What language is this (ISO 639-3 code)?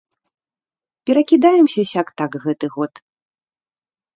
bel